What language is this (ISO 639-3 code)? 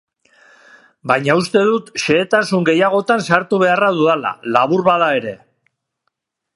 eus